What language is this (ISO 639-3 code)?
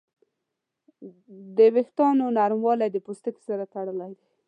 pus